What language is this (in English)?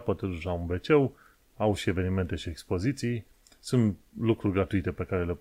Romanian